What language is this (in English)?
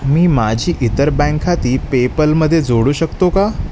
Marathi